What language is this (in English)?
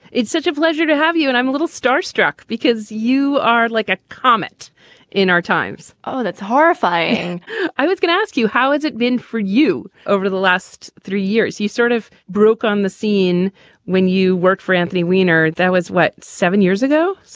English